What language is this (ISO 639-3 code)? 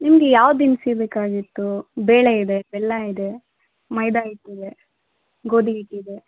kan